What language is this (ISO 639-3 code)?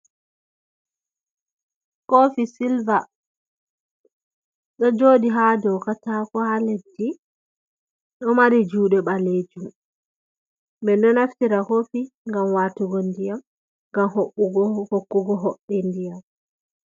ful